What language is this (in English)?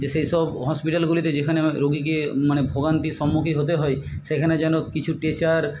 Bangla